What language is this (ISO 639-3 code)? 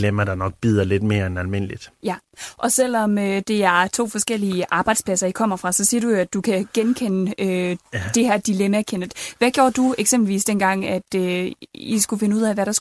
dan